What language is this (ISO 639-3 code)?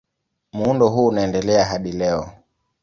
swa